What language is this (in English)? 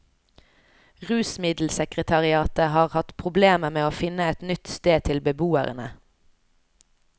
Norwegian